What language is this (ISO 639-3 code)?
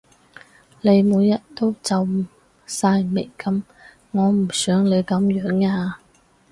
yue